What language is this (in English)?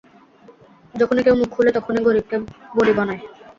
Bangla